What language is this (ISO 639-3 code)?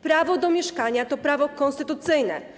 pol